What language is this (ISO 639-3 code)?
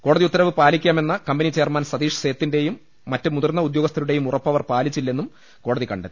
mal